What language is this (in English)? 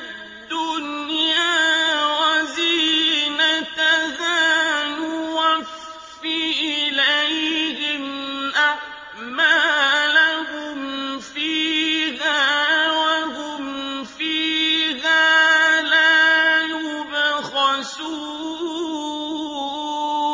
Arabic